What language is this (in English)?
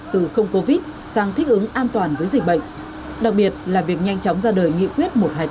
Vietnamese